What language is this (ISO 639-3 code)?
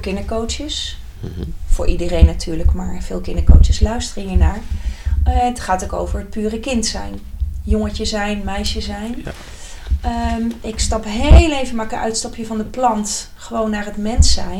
nld